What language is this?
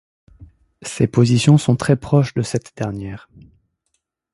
French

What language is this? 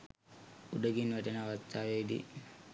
Sinhala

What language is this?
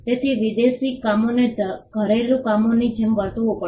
Gujarati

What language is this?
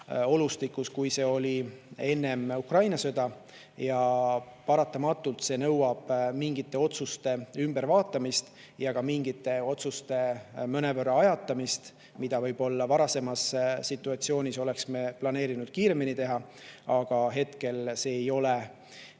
Estonian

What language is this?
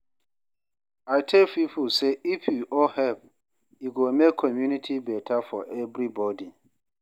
Nigerian Pidgin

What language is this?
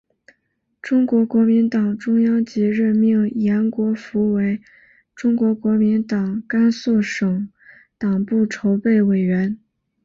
Chinese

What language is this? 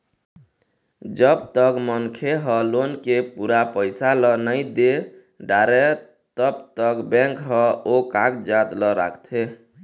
Chhattisgarhi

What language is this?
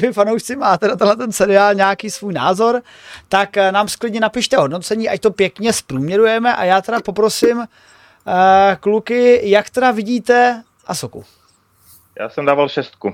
Czech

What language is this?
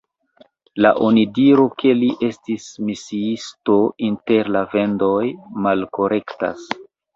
Esperanto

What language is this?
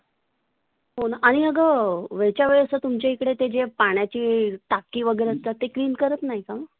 Marathi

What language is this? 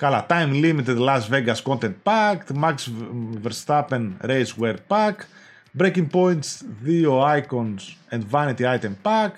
Greek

